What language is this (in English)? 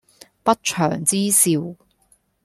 Cantonese